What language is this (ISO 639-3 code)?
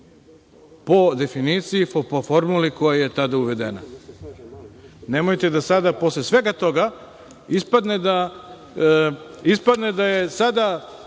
srp